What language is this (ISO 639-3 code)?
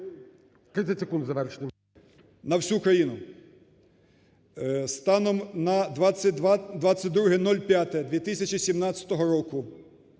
ukr